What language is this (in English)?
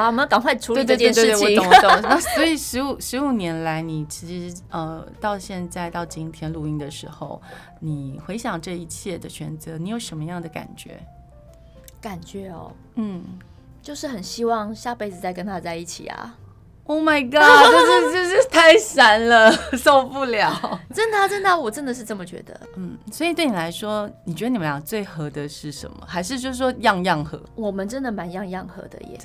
Chinese